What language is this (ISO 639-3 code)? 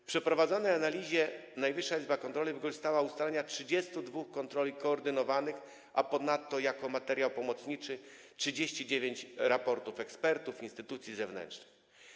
pol